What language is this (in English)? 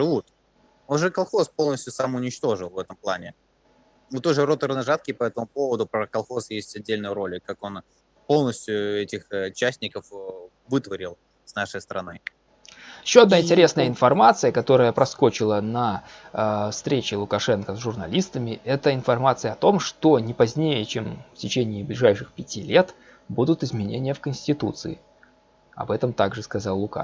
Russian